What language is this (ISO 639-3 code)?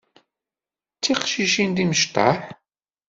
kab